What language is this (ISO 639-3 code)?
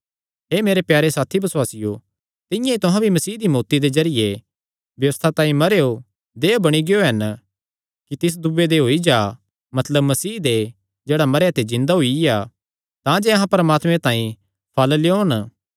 xnr